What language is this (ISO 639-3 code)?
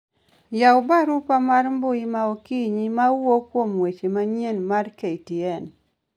luo